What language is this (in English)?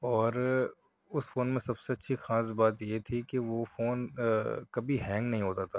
Urdu